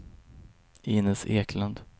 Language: Swedish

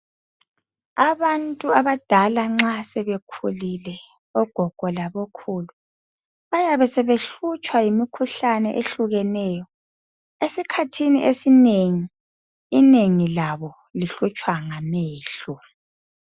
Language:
North Ndebele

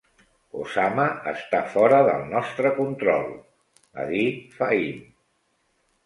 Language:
Catalan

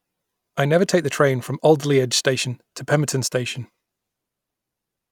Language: English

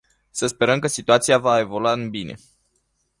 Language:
Romanian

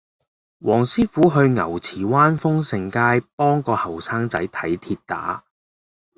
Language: Cantonese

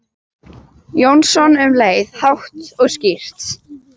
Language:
Icelandic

